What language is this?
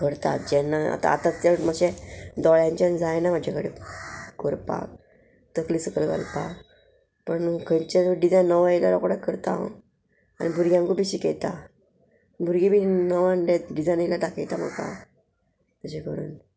Konkani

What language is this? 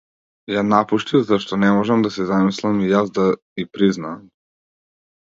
Macedonian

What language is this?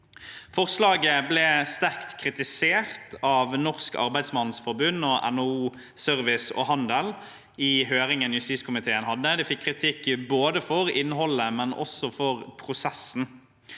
Norwegian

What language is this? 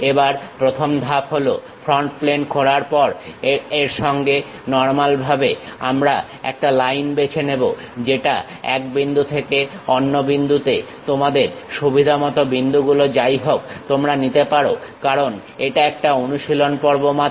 Bangla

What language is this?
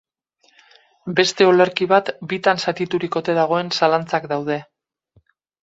Basque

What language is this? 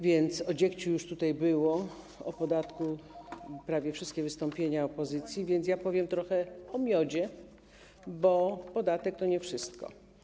Polish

